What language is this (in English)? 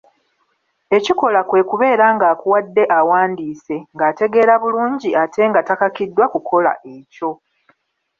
Ganda